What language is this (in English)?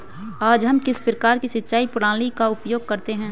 Hindi